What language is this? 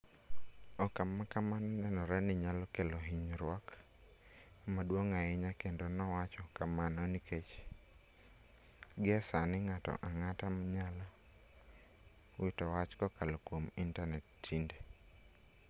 Luo (Kenya and Tanzania)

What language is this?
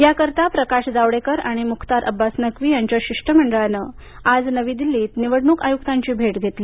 Marathi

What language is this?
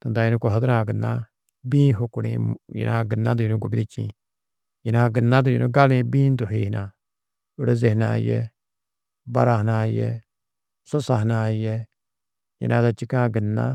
Tedaga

